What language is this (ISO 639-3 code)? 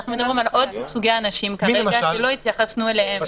heb